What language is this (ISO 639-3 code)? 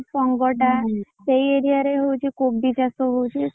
ori